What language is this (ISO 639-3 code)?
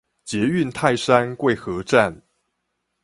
zho